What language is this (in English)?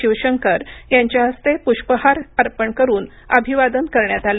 Marathi